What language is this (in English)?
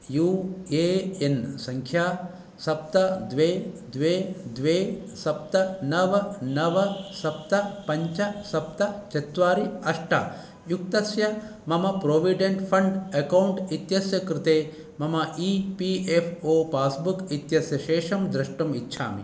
Sanskrit